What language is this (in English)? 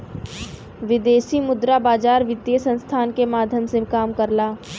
Bhojpuri